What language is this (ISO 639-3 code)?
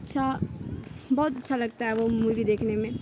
urd